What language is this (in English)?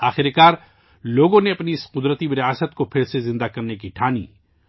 Urdu